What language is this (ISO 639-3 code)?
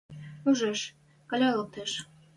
mrj